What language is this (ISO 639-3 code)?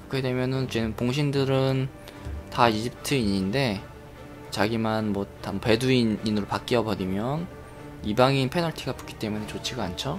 kor